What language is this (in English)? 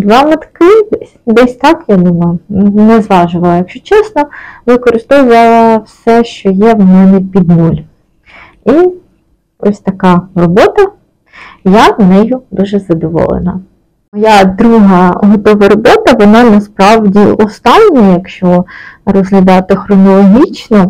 Ukrainian